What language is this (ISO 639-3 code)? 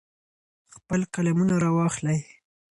pus